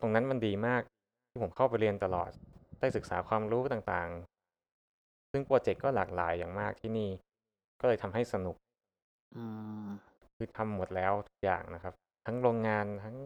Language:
Thai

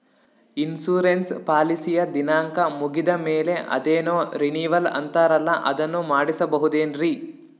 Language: Kannada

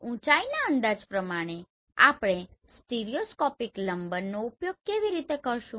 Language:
Gujarati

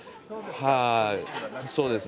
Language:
Japanese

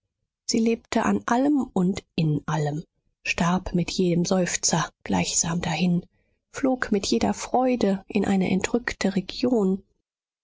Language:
German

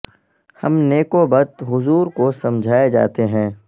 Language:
Urdu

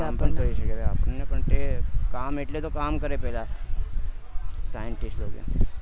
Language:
Gujarati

